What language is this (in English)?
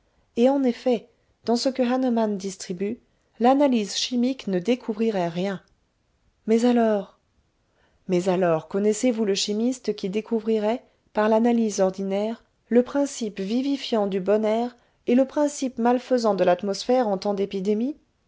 French